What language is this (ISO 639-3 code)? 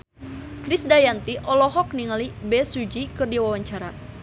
sun